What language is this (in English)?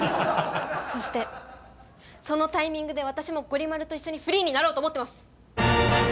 Japanese